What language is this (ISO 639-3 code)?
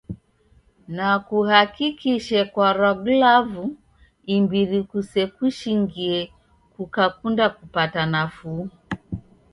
dav